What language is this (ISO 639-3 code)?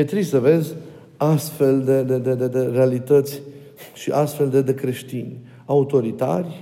ron